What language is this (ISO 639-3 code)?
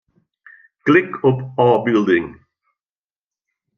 fry